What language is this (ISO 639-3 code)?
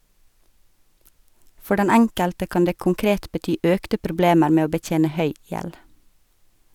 nor